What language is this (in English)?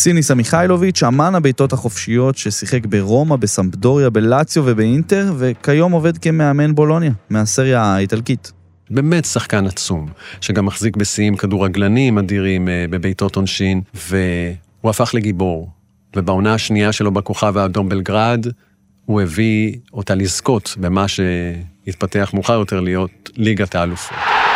Hebrew